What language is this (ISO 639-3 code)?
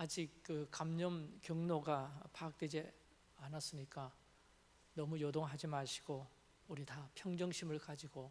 kor